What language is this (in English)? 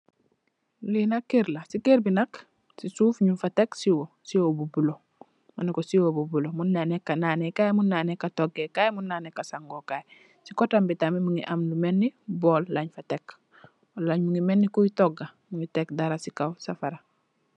Wolof